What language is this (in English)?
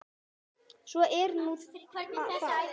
Icelandic